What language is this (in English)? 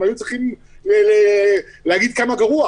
Hebrew